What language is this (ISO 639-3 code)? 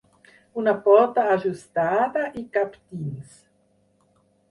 cat